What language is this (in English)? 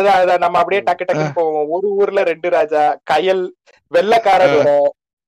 Tamil